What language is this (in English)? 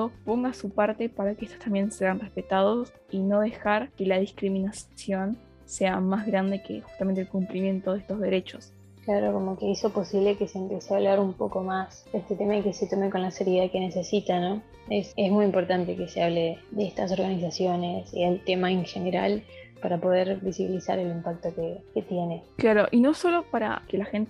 Spanish